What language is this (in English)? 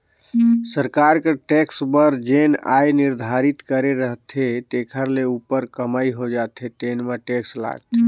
Chhattisgarhi